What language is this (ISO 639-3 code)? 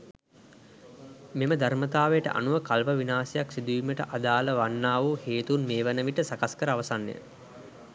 sin